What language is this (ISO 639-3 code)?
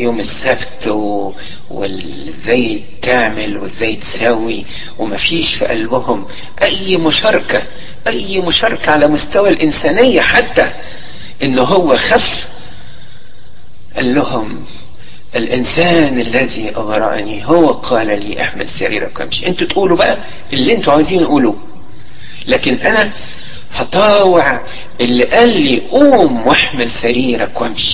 ara